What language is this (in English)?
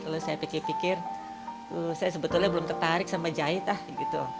Indonesian